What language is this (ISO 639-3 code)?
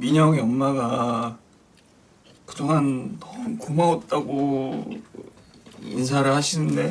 por